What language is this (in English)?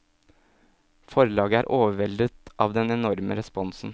Norwegian